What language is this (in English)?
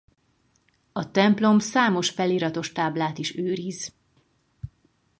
Hungarian